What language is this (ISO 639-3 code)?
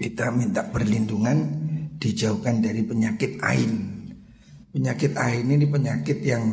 ind